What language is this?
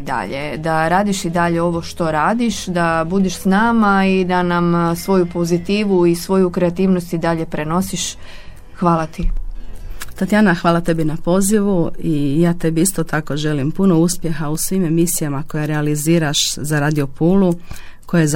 Croatian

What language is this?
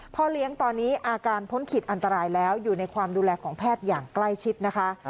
Thai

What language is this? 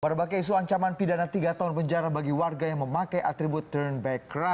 Indonesian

